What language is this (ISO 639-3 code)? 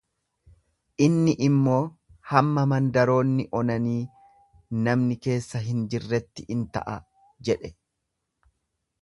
orm